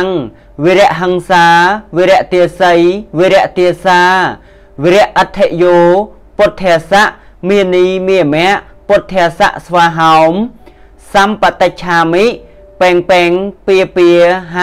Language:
Thai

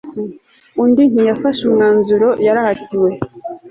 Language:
Kinyarwanda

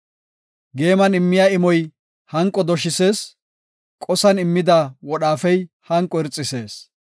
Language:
Gofa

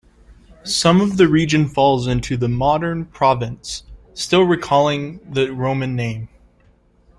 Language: English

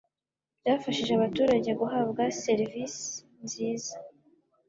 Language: Kinyarwanda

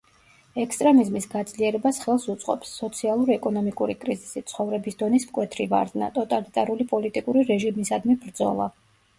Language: Georgian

